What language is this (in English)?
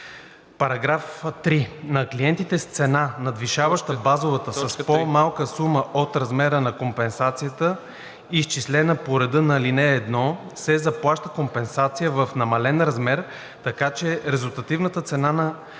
Bulgarian